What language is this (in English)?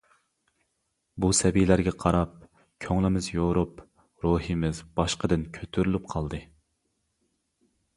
Uyghur